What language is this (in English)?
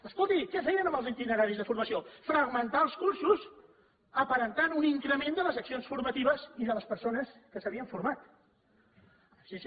Catalan